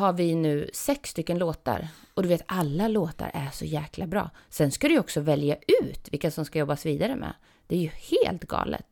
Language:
Swedish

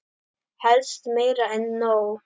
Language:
Icelandic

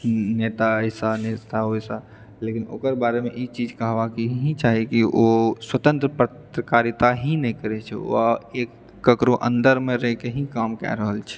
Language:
Maithili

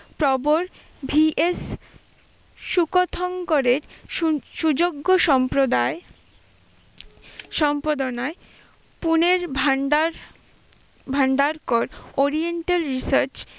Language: Bangla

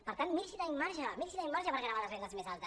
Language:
Catalan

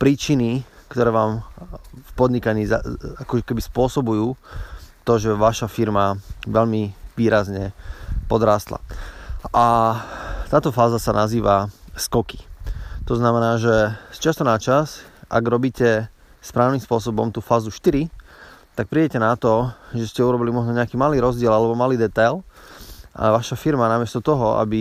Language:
Slovak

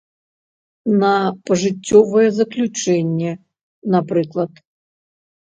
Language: Belarusian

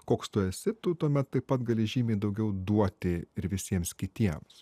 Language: Lithuanian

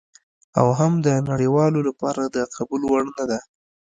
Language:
Pashto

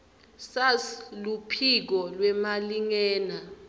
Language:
Swati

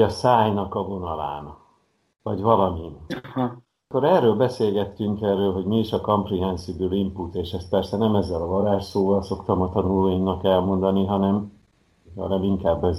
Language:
Hungarian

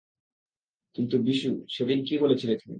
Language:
Bangla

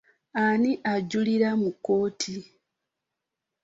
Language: Ganda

